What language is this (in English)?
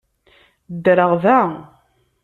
Kabyle